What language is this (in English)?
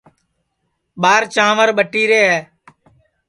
Sansi